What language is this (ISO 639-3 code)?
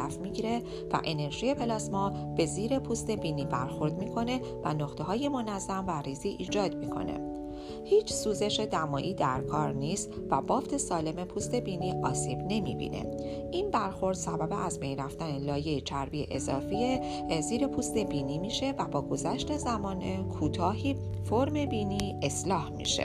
fas